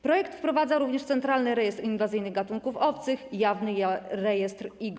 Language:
Polish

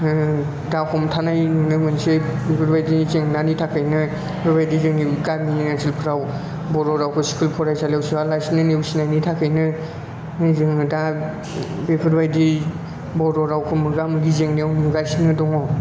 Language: Bodo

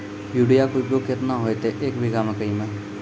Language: Maithili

